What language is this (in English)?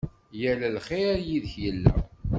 Kabyle